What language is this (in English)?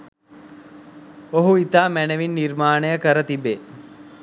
Sinhala